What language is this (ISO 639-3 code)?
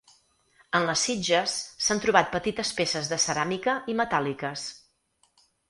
cat